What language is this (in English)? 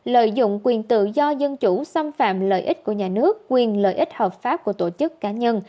Vietnamese